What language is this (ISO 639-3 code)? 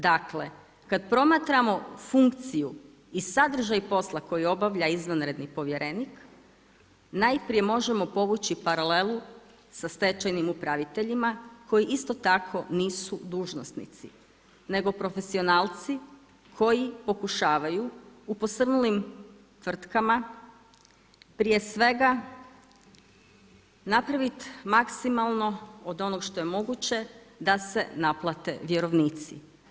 hrv